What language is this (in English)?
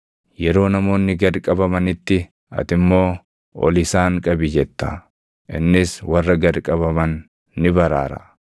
Oromo